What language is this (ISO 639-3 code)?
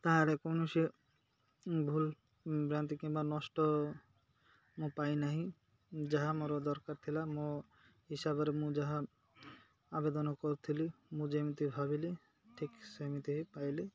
ori